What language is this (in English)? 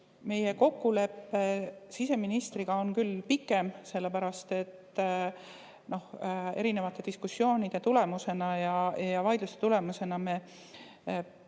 Estonian